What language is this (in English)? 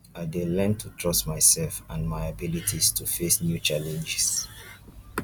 Nigerian Pidgin